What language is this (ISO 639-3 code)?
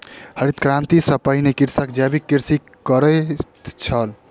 mai